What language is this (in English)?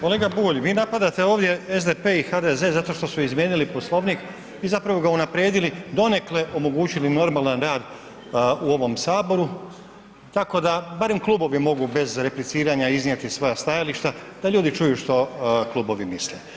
Croatian